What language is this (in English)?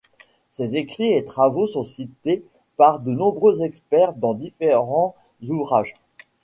French